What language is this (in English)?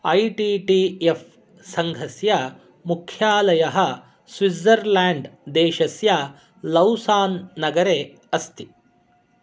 Sanskrit